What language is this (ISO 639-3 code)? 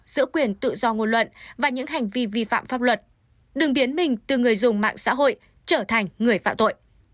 vie